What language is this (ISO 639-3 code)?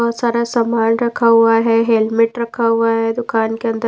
hin